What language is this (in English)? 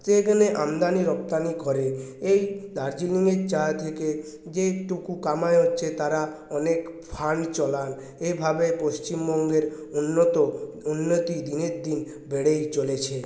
Bangla